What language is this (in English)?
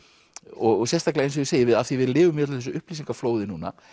Icelandic